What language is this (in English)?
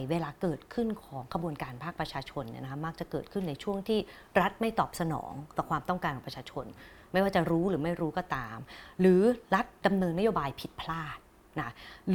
Thai